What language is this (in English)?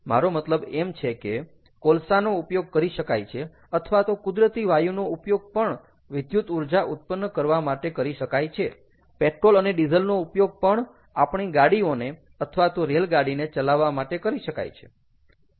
Gujarati